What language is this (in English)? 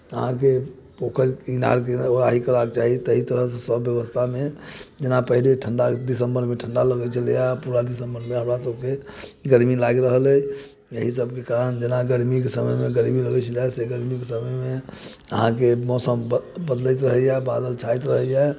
Maithili